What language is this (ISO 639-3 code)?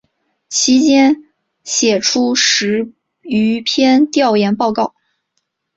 zho